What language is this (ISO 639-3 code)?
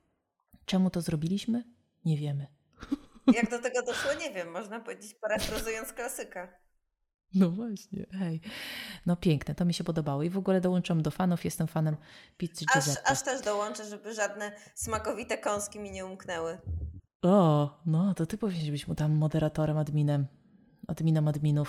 pol